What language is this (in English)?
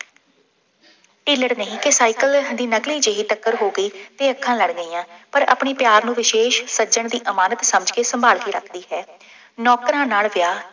Punjabi